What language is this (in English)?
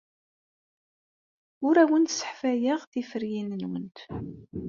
Kabyle